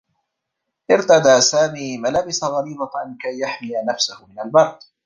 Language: Arabic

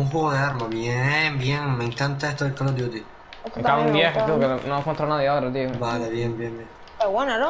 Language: Spanish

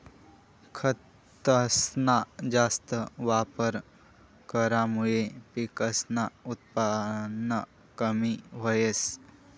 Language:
Marathi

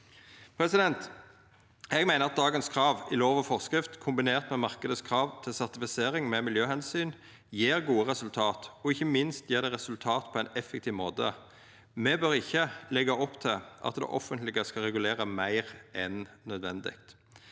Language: Norwegian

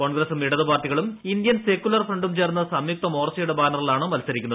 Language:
Malayalam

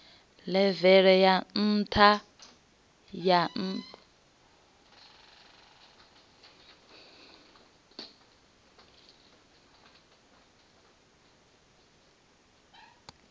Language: Venda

